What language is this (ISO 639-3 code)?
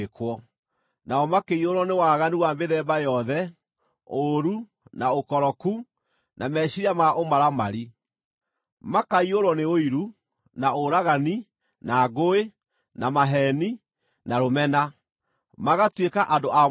kik